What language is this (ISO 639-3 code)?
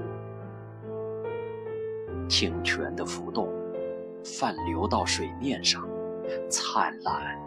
zho